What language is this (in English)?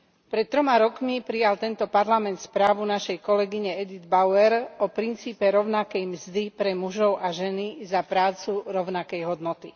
Slovak